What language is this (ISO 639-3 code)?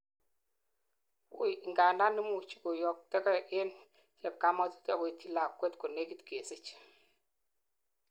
kln